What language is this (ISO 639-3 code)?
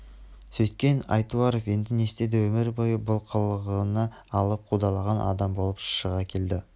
kaz